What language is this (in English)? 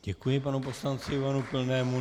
Czech